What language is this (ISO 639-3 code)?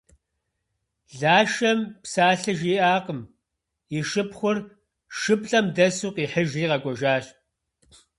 kbd